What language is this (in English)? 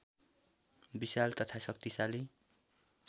Nepali